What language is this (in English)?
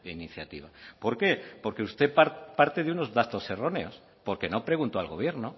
Spanish